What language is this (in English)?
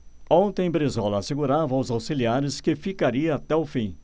Portuguese